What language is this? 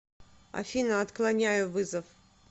Russian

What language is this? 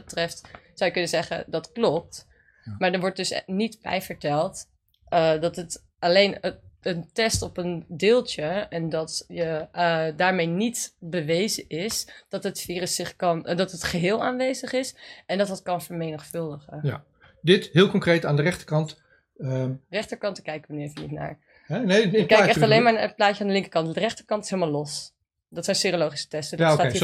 Dutch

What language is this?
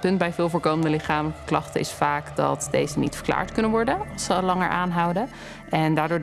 Dutch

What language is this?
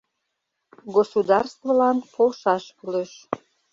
Mari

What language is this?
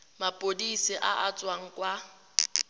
Tswana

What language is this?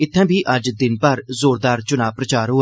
Dogri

